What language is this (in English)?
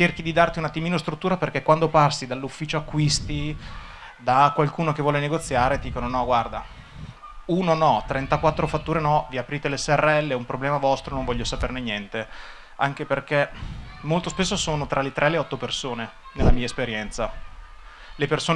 Italian